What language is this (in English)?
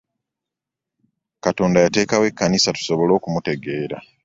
Ganda